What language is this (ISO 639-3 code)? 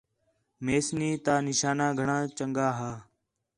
xhe